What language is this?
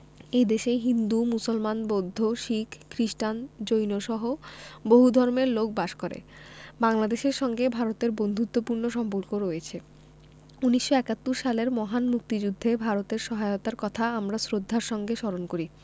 Bangla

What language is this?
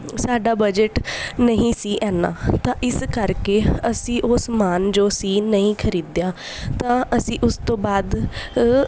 Punjabi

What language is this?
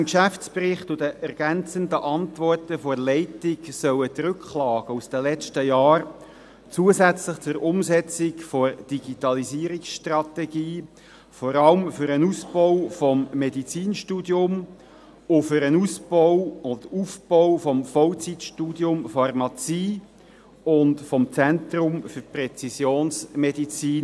Swiss German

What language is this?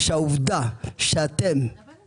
Hebrew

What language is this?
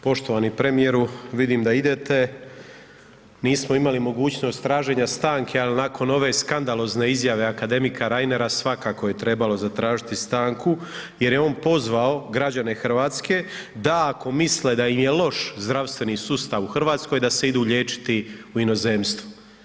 Croatian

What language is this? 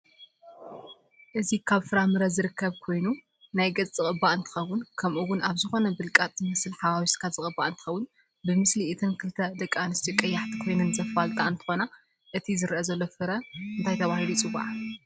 Tigrinya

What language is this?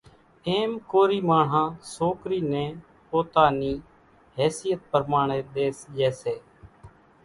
Kachi Koli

